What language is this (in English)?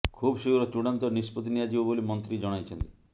Odia